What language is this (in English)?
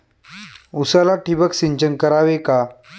Marathi